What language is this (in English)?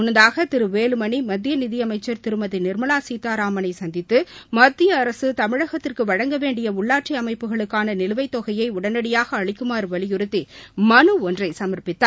Tamil